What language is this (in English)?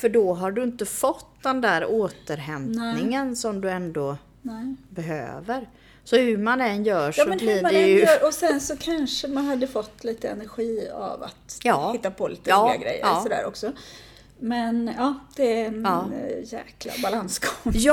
Swedish